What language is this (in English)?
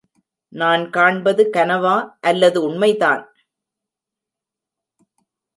Tamil